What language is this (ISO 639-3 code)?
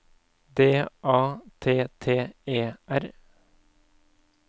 nor